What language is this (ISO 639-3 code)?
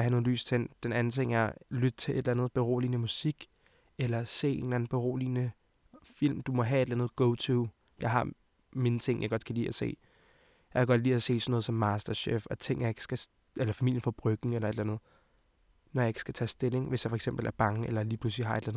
dan